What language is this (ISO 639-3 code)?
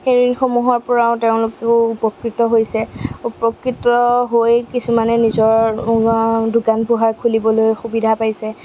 asm